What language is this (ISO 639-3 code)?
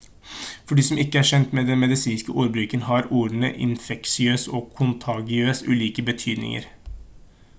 nob